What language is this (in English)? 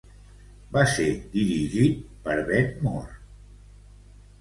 Catalan